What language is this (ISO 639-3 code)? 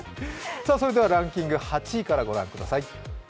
jpn